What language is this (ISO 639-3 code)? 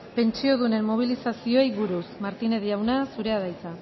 eus